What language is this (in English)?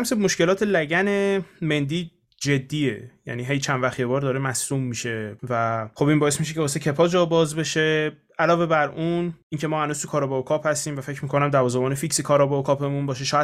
Persian